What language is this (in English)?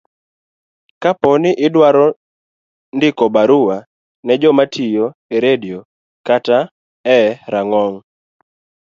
Luo (Kenya and Tanzania)